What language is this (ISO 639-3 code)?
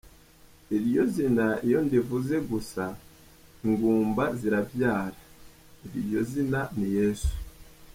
kin